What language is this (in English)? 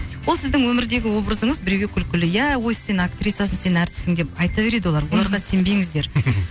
Kazakh